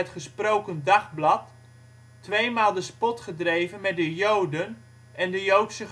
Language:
Dutch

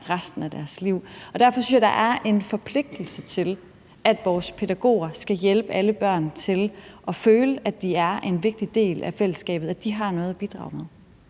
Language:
Danish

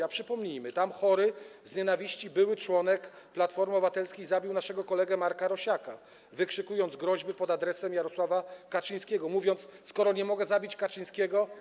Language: Polish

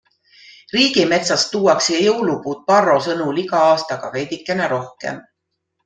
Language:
Estonian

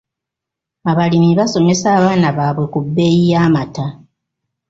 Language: Ganda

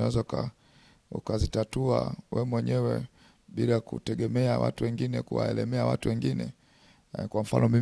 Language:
Swahili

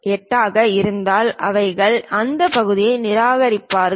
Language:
Tamil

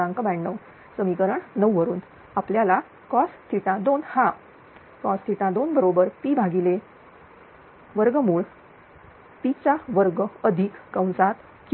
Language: Marathi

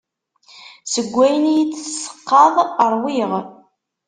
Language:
Kabyle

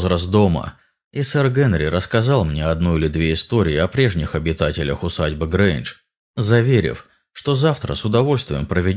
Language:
Russian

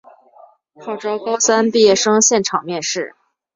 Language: Chinese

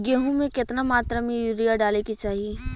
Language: Bhojpuri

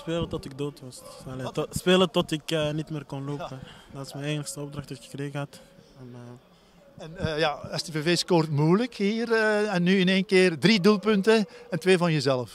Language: Dutch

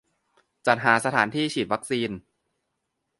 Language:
Thai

